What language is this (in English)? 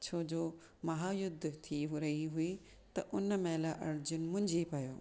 Sindhi